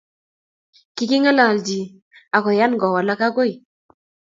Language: Kalenjin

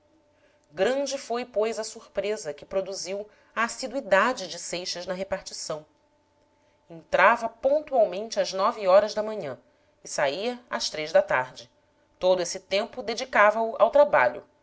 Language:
Portuguese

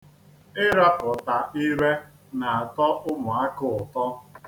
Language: Igbo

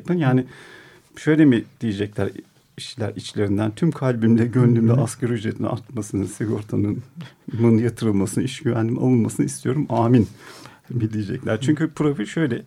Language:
Turkish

